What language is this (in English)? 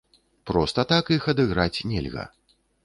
Belarusian